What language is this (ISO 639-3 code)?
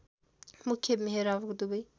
nep